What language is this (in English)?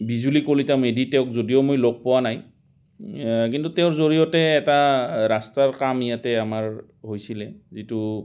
Assamese